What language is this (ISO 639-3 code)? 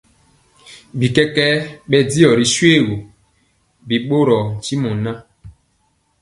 mcx